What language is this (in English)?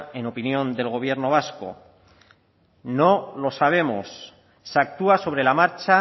Spanish